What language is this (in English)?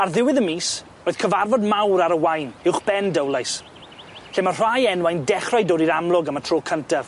Welsh